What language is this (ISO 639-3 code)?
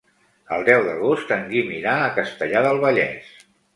cat